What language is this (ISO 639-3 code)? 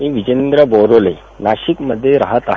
mar